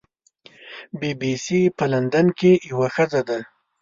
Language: Pashto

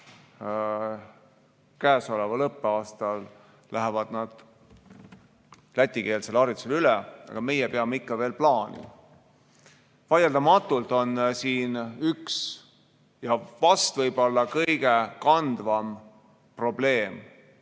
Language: Estonian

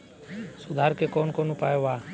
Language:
Bhojpuri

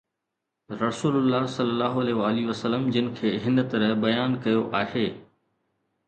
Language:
Sindhi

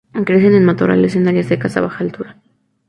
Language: Spanish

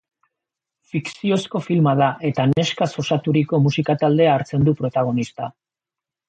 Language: Basque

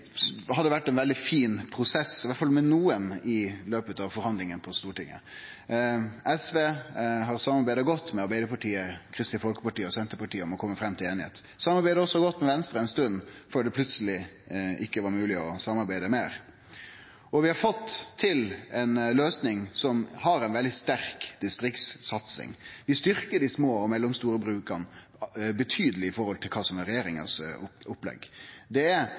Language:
Norwegian Nynorsk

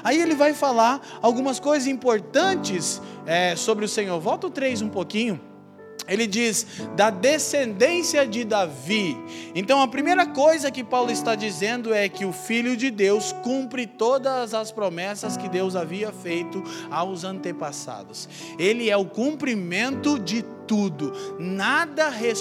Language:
Portuguese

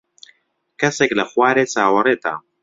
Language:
Central Kurdish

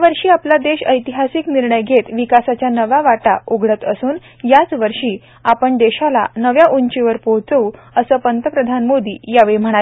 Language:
Marathi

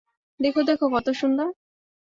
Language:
Bangla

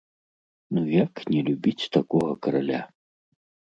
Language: Belarusian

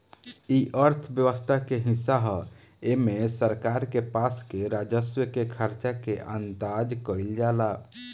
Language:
Bhojpuri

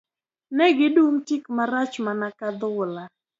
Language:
Luo (Kenya and Tanzania)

